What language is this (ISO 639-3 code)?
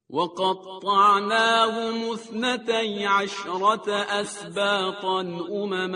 fas